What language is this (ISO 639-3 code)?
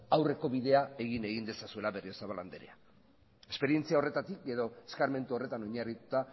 eus